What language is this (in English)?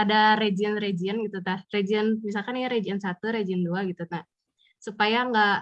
Indonesian